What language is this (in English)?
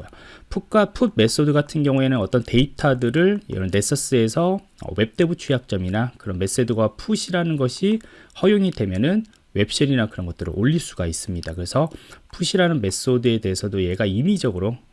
Korean